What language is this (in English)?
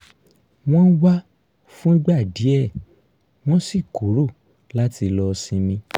Yoruba